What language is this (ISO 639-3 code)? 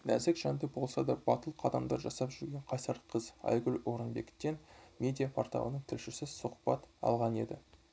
kaz